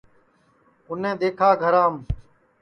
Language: Sansi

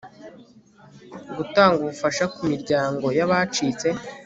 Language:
Kinyarwanda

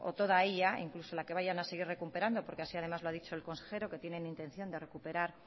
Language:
Spanish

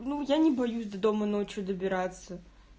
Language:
Russian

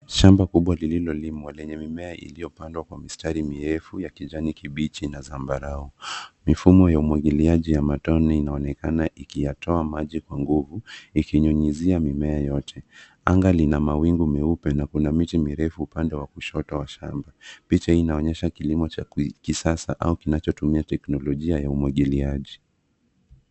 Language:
Swahili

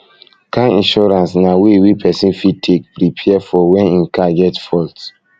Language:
Nigerian Pidgin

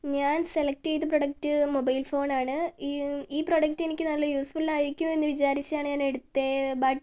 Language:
Malayalam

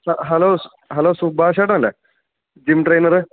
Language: Malayalam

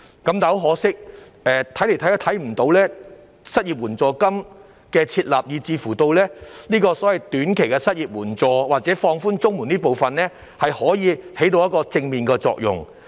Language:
Cantonese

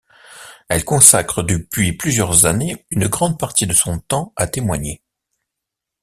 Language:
French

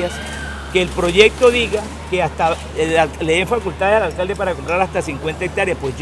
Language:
Spanish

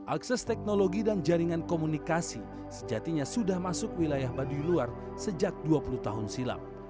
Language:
Indonesian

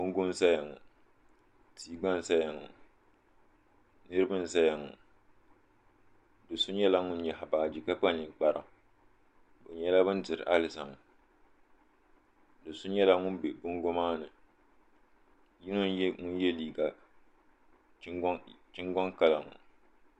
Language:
Dagbani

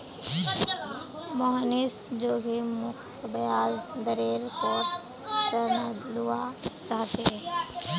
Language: Magahi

